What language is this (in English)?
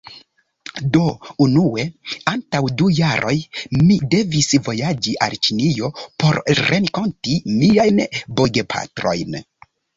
Esperanto